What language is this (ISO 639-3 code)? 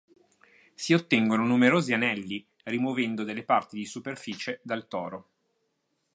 ita